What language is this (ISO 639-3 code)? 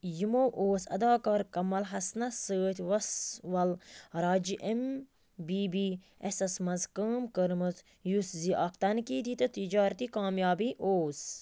kas